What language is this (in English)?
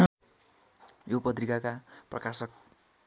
Nepali